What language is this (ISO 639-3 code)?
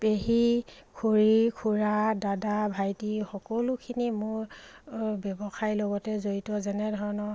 asm